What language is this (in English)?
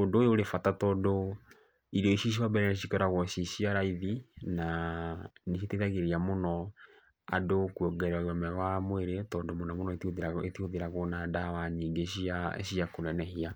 Kikuyu